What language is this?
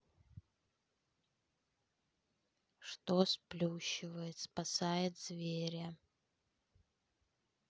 Russian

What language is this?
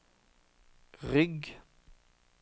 Norwegian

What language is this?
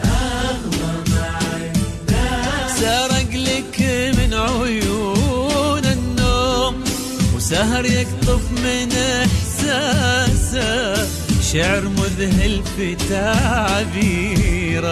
Arabic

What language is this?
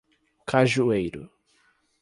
Portuguese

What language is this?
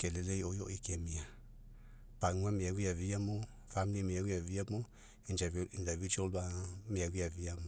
Mekeo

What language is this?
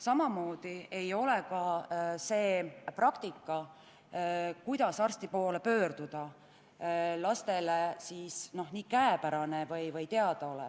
Estonian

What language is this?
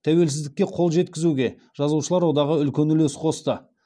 Kazakh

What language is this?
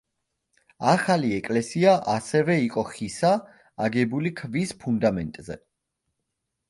Georgian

